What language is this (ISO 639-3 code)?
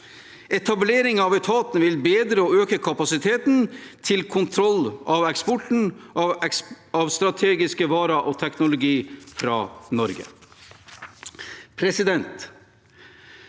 nor